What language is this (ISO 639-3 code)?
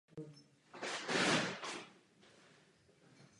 ces